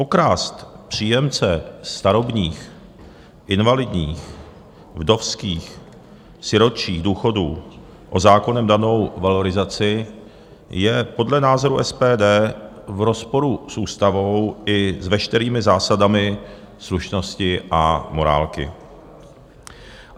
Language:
Czech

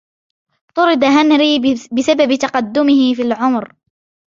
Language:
Arabic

